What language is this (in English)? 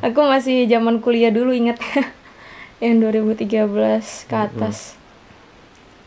Indonesian